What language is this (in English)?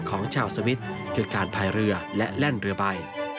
Thai